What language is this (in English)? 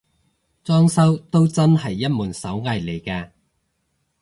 Cantonese